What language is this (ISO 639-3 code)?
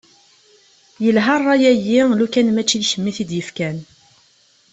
kab